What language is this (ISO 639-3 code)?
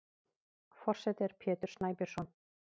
isl